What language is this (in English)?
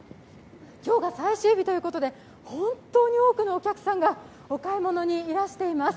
Japanese